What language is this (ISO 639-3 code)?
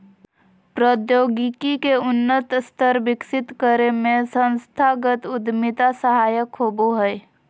mag